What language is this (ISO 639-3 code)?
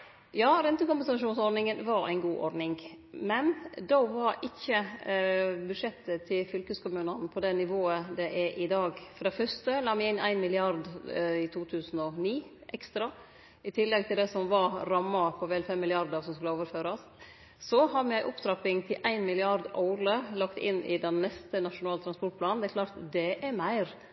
nno